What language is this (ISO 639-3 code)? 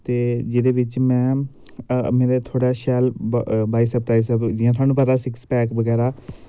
doi